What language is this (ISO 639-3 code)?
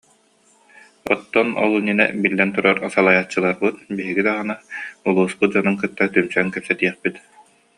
sah